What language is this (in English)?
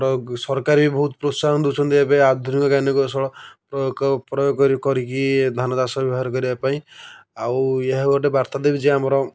Odia